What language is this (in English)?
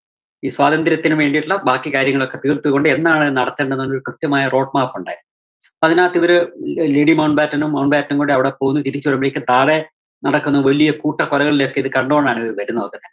Malayalam